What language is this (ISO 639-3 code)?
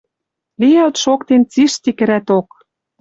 mrj